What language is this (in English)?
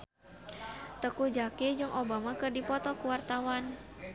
Sundanese